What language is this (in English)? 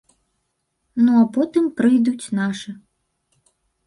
Belarusian